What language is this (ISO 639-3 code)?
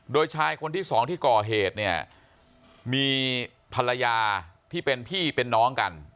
tha